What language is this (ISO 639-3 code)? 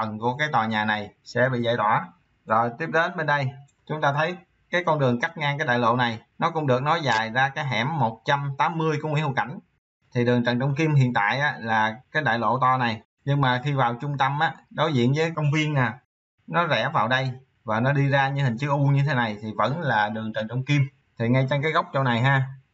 vie